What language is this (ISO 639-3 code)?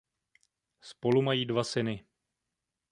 ces